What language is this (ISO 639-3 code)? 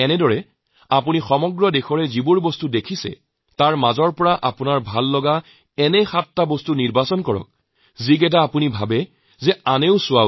asm